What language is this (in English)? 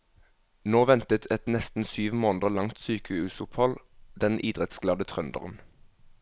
Norwegian